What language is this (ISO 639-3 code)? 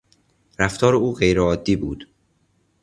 fas